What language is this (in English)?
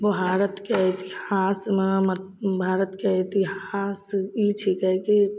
Maithili